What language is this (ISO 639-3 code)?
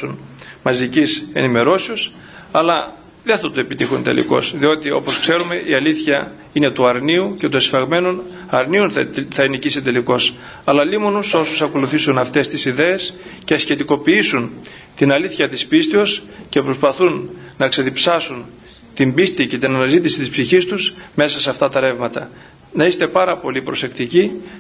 ell